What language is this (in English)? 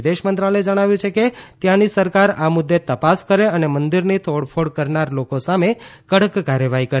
Gujarati